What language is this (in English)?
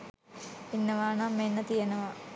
Sinhala